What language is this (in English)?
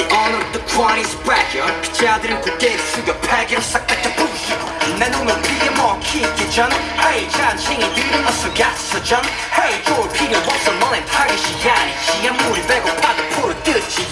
Korean